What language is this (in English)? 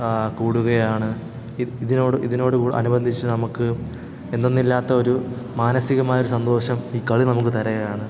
Malayalam